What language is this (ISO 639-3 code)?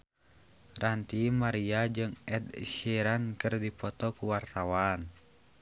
sun